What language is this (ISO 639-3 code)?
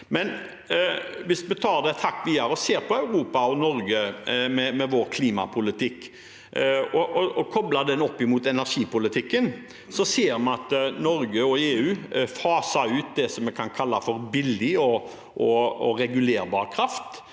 nor